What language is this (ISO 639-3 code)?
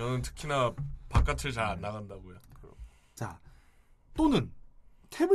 kor